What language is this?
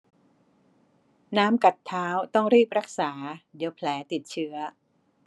Thai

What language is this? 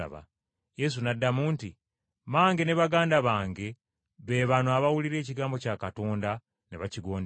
Ganda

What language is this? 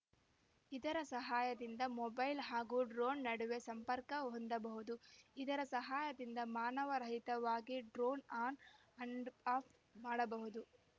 Kannada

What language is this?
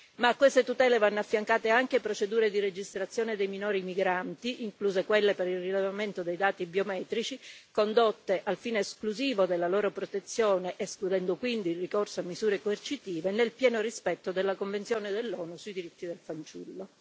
Italian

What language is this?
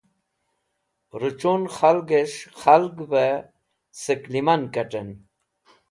Wakhi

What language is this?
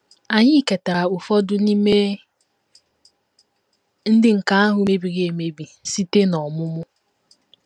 Igbo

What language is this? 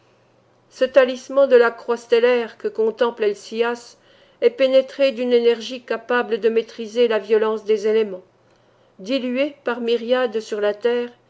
French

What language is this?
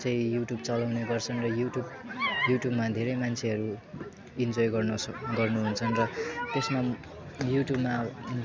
Nepali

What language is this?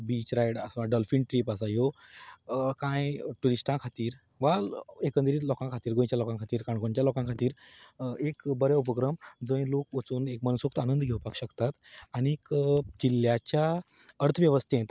Konkani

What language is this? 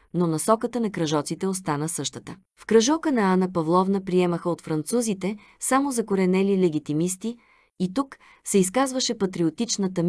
Bulgarian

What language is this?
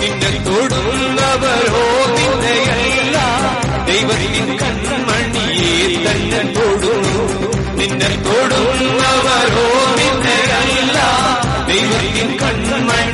Malayalam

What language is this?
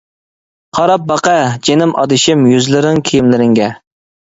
Uyghur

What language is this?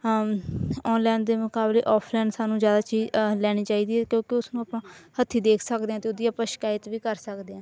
Punjabi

